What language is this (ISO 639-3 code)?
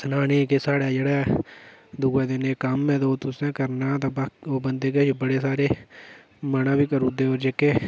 doi